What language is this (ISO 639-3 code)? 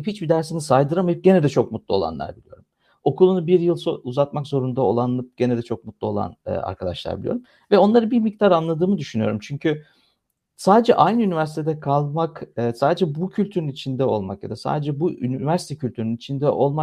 tur